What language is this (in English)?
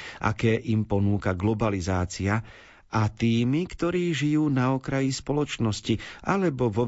Slovak